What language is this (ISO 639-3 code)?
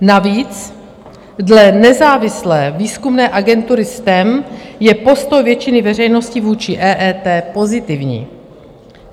ces